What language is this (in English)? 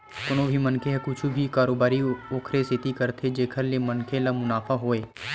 Chhattisgarhi